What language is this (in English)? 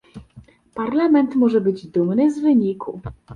Polish